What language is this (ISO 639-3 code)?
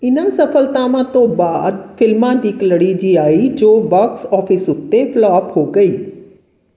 pan